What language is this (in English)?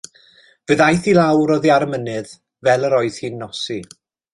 Welsh